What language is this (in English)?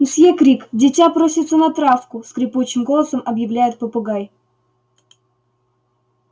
Russian